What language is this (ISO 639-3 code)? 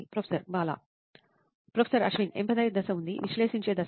tel